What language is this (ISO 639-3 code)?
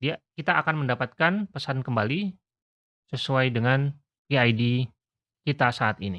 ind